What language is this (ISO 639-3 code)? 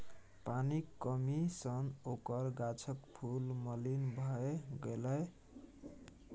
mai